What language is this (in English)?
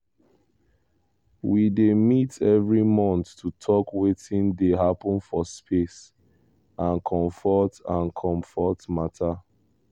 Nigerian Pidgin